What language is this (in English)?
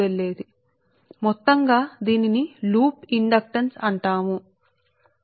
Telugu